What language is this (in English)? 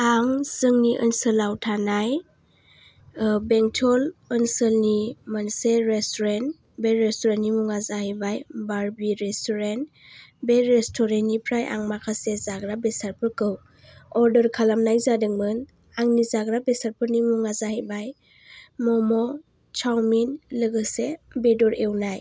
Bodo